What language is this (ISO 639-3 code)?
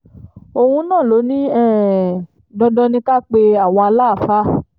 yor